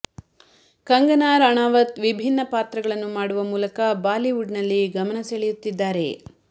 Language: Kannada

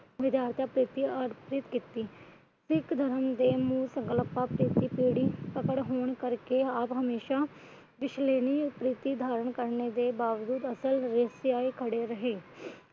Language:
Punjabi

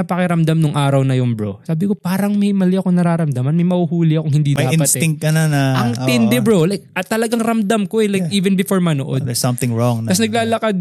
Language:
Filipino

